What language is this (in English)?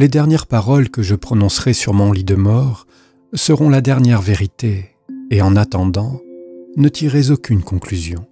French